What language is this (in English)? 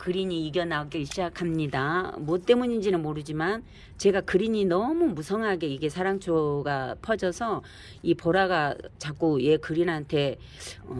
Korean